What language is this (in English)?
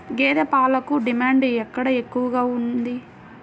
Telugu